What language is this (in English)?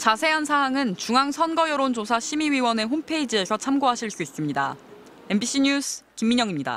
Korean